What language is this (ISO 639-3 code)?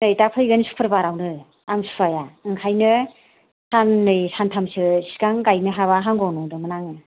brx